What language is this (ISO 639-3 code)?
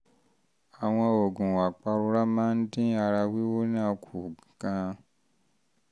yor